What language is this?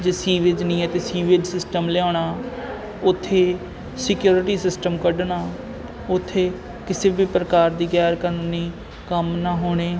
Punjabi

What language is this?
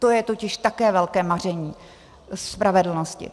Czech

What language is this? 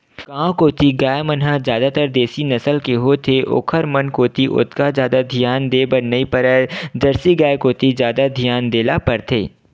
Chhattisgarhi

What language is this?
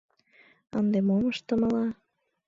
Mari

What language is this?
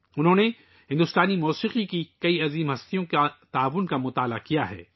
Urdu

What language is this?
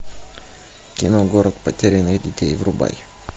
Russian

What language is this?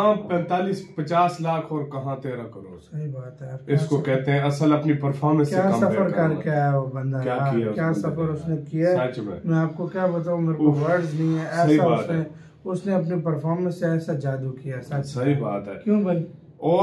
Hindi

